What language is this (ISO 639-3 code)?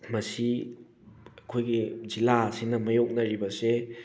mni